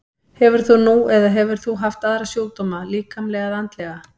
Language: Icelandic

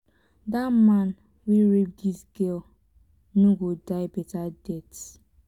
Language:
Nigerian Pidgin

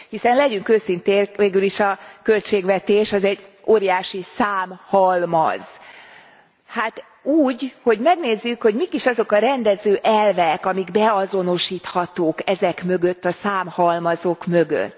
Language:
Hungarian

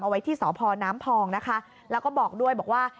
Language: Thai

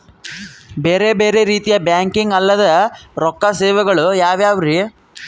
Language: Kannada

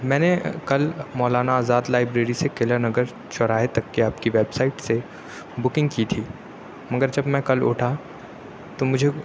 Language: Urdu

